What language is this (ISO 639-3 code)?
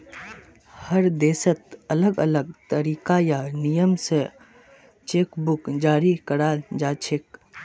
mag